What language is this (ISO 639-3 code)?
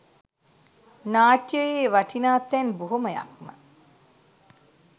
sin